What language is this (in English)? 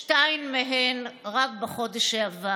Hebrew